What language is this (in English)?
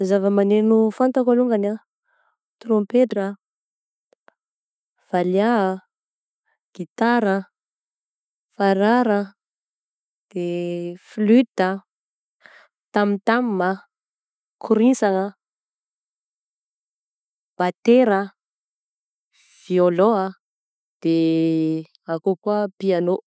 Southern Betsimisaraka Malagasy